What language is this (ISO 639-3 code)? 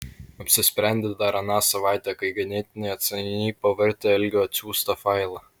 lit